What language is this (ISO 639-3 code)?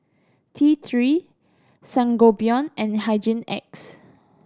eng